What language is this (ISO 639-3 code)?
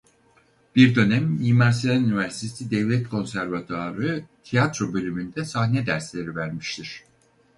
tur